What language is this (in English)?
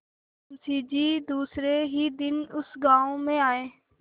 Hindi